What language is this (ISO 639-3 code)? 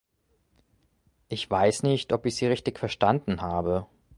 deu